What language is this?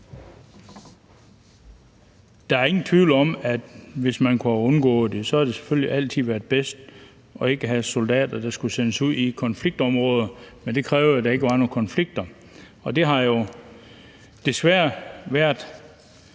Danish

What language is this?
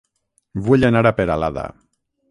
Catalan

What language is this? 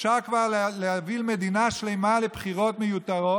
Hebrew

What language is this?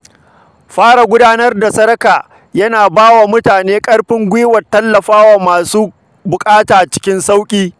Hausa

